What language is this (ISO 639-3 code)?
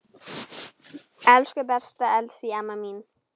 isl